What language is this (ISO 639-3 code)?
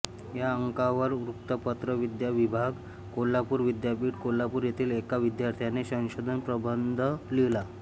mar